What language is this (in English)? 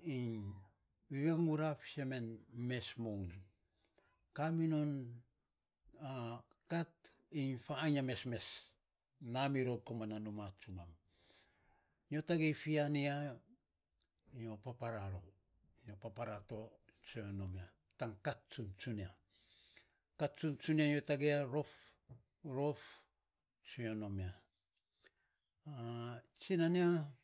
Saposa